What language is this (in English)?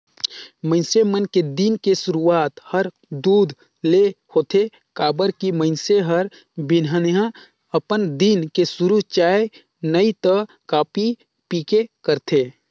Chhattisgarhi